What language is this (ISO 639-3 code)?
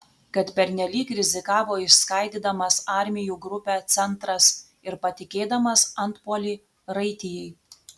lit